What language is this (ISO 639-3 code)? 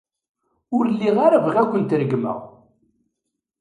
kab